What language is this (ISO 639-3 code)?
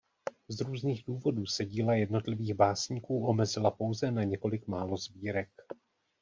ces